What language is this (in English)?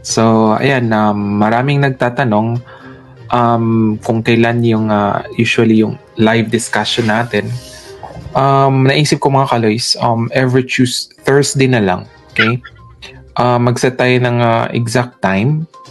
Filipino